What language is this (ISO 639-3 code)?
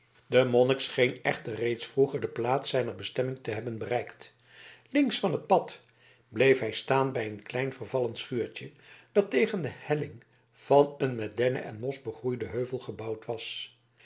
nld